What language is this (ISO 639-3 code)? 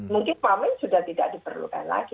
ind